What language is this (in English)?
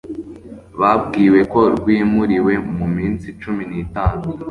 Kinyarwanda